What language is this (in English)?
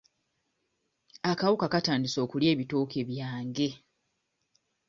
Ganda